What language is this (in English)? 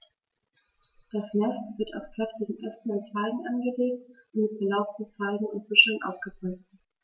German